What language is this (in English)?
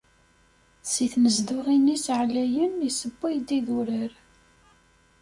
Kabyle